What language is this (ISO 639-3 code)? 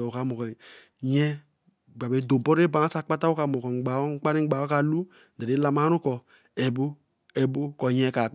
elm